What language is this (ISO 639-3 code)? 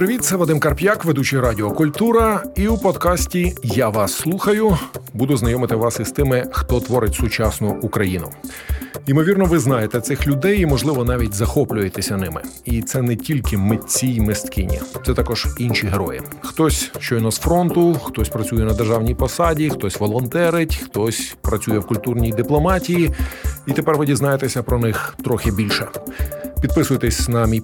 ukr